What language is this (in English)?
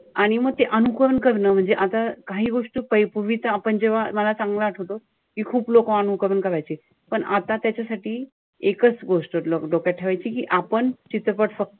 Marathi